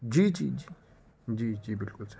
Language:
Urdu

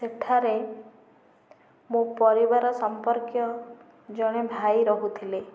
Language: Odia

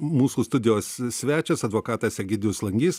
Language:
Lithuanian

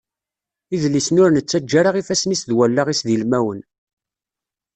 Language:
Kabyle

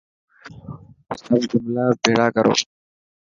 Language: Dhatki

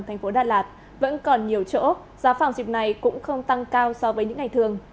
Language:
Vietnamese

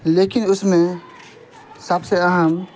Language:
Urdu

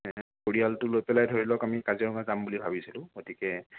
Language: Assamese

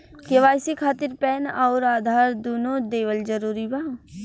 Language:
Bhojpuri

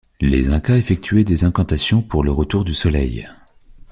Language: French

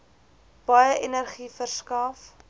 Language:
Afrikaans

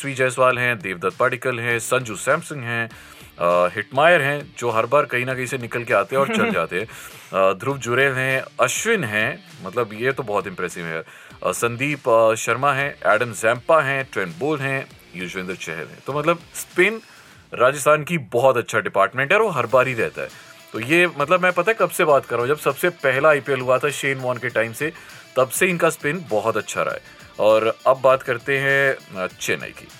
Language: Hindi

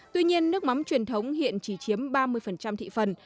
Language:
Vietnamese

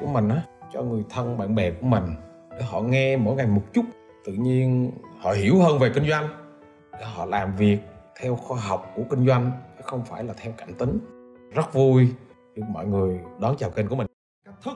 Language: Vietnamese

